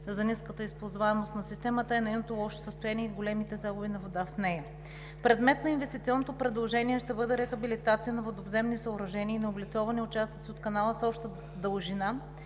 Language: Bulgarian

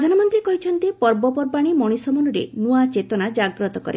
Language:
Odia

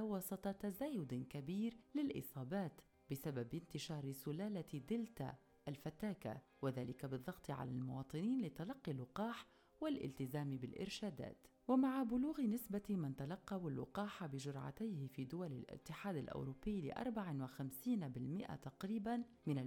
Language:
Arabic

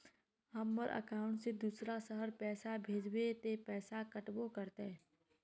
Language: Magahi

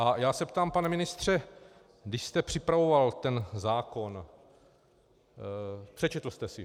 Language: Czech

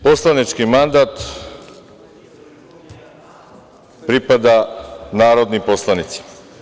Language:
Serbian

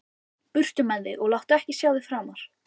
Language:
Icelandic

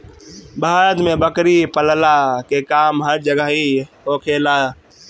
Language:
Bhojpuri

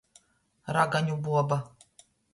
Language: Latgalian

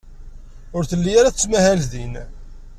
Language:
Kabyle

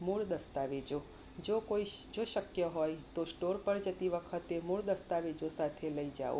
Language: Gujarati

